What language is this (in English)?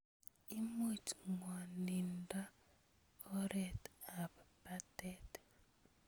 Kalenjin